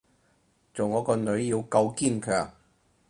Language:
Cantonese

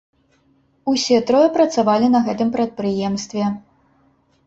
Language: Belarusian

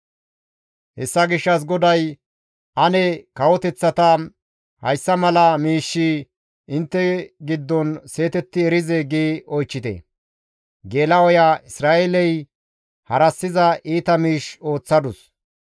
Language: Gamo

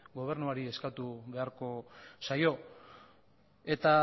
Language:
Basque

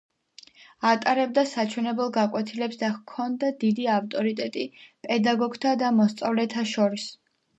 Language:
Georgian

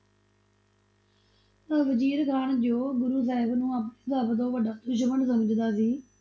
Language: Punjabi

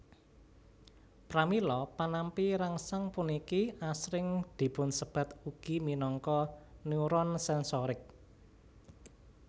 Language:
Javanese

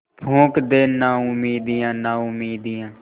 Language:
Hindi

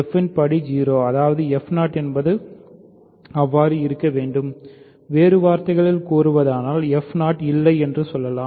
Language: Tamil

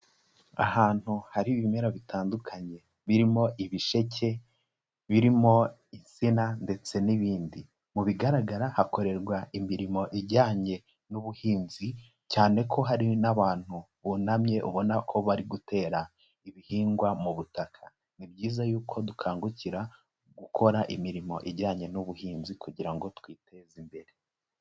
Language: Kinyarwanda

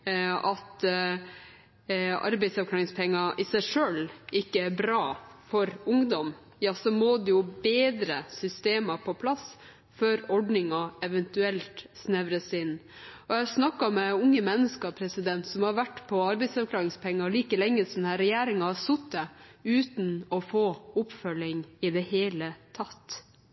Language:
Norwegian Bokmål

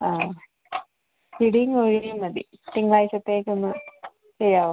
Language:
Malayalam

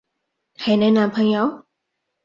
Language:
Cantonese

